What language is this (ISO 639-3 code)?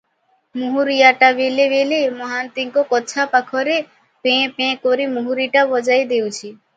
ori